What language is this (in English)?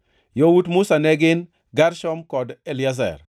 Luo (Kenya and Tanzania)